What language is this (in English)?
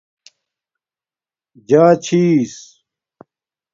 Domaaki